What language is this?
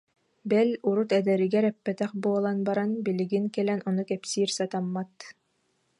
Yakut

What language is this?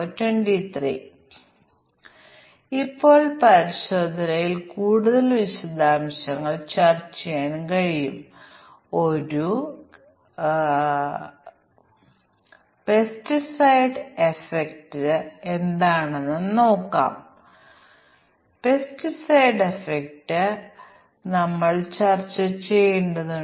Malayalam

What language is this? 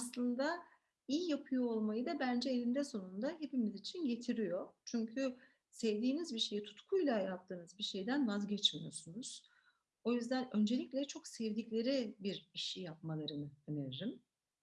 Turkish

